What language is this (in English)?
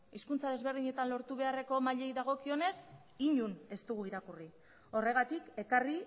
Basque